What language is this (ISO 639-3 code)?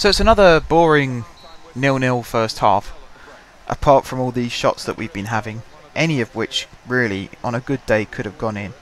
eng